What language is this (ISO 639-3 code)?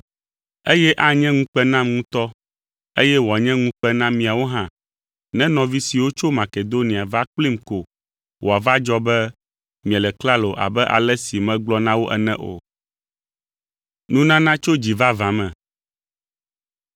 ewe